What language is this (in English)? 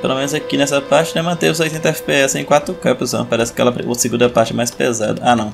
Portuguese